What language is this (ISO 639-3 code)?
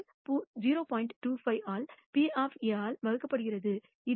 tam